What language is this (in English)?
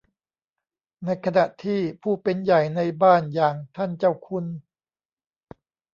Thai